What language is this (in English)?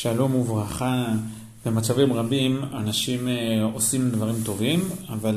Hebrew